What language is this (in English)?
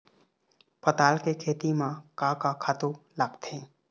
Chhattisgarhi